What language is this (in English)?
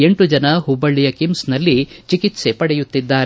Kannada